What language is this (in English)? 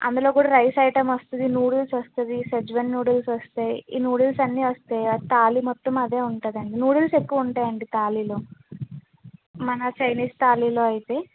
Telugu